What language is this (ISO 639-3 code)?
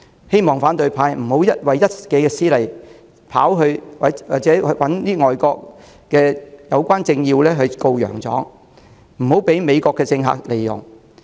yue